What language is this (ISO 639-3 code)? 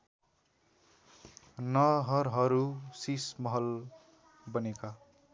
nep